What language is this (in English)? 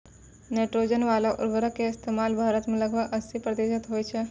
Maithili